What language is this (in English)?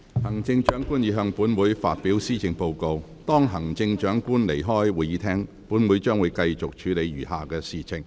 Cantonese